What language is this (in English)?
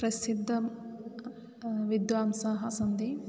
Sanskrit